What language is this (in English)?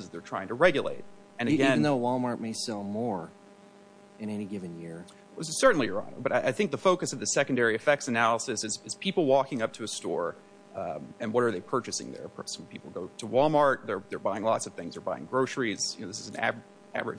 English